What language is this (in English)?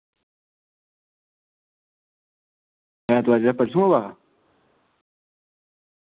Dogri